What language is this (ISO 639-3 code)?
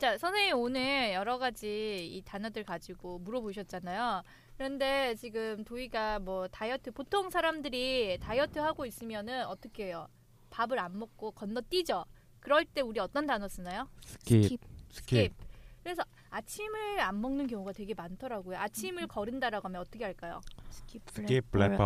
kor